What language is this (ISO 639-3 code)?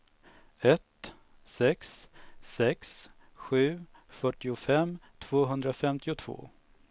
swe